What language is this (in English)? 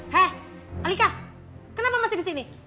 Indonesian